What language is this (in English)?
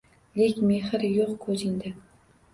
Uzbek